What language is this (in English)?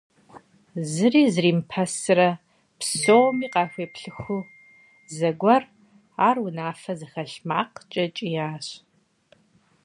Kabardian